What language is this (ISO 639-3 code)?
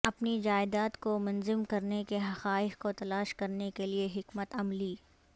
urd